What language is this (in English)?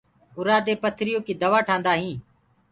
Gurgula